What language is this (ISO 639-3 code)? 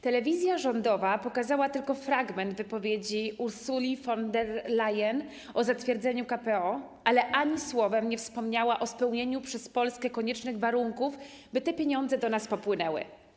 pol